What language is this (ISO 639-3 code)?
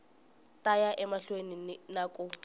tso